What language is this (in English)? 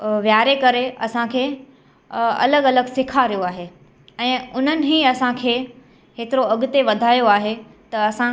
Sindhi